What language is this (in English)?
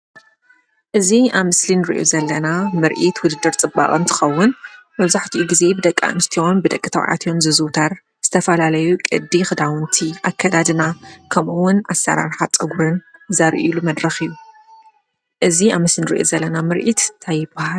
Tigrinya